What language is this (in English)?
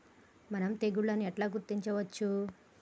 Telugu